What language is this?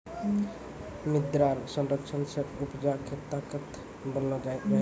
Maithili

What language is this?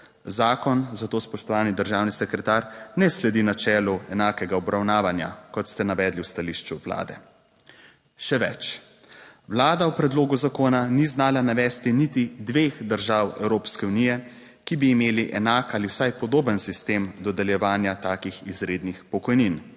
Slovenian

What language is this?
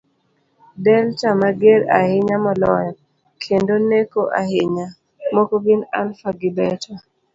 Luo (Kenya and Tanzania)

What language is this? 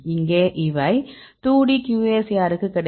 Tamil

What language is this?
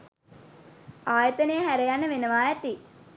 Sinhala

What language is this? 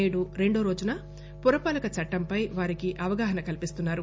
Telugu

